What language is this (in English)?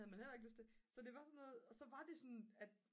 Danish